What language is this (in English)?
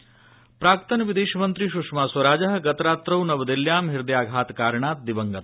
Sanskrit